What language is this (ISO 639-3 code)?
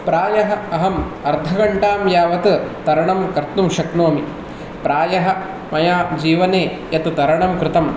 san